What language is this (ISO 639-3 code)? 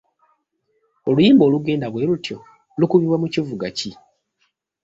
lug